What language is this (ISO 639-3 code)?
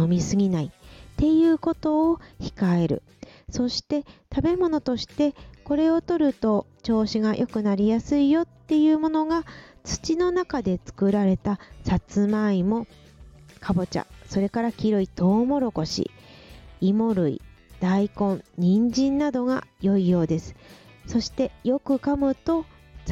jpn